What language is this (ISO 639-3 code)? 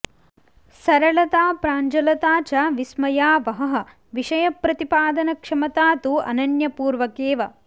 san